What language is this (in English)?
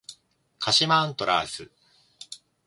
Japanese